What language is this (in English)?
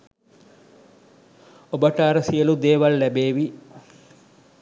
Sinhala